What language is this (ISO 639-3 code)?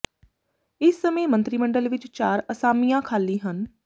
pan